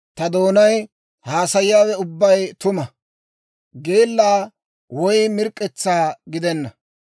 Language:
Dawro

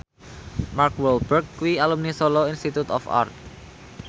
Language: Javanese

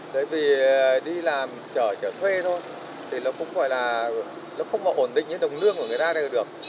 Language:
Vietnamese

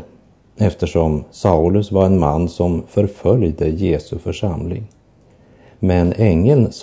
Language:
Swedish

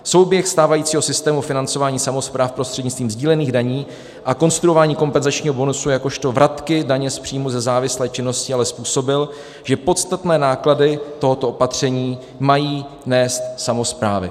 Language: Czech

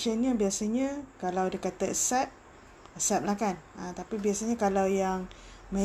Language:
Malay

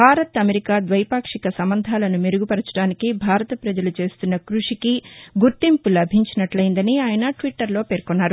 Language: Telugu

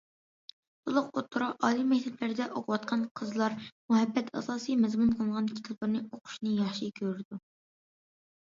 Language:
Uyghur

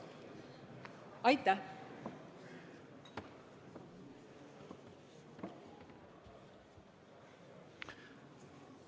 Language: Estonian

